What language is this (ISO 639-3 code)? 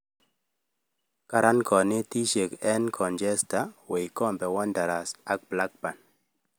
kln